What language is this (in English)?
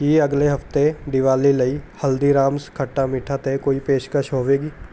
Punjabi